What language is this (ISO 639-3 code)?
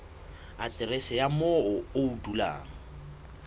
sot